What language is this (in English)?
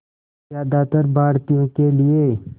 Hindi